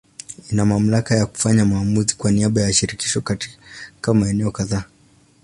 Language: Swahili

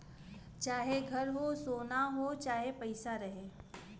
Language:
Bhojpuri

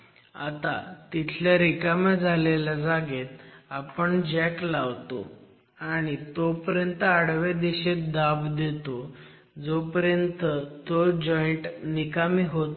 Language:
Marathi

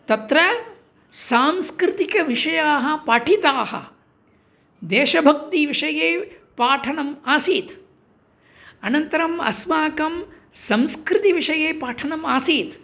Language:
Sanskrit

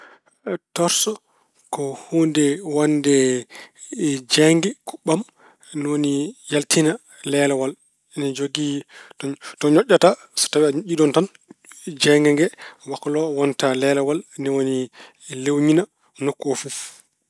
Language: Fula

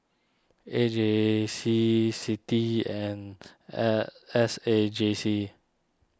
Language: English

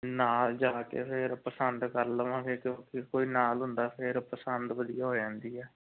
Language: Punjabi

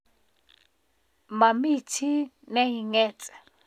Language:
Kalenjin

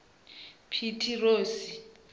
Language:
Venda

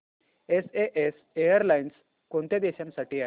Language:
Marathi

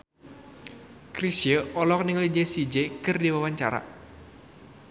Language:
Sundanese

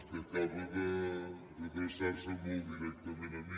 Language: Catalan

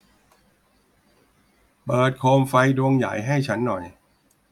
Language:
Thai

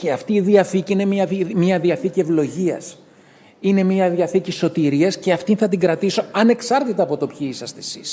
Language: Greek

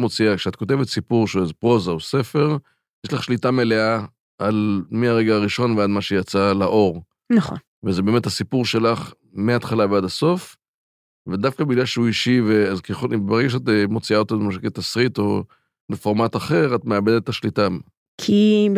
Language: Hebrew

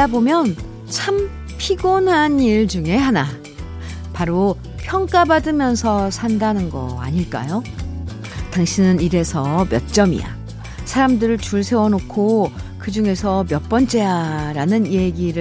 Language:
Korean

